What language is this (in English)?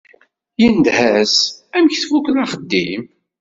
Kabyle